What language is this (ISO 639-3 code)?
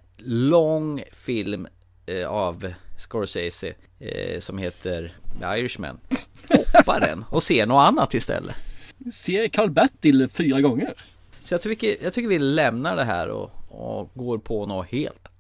swe